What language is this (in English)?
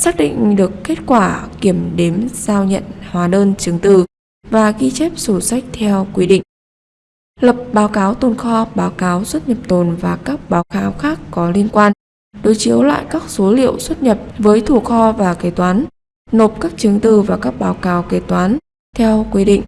Vietnamese